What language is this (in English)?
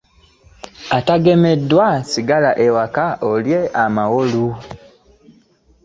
Ganda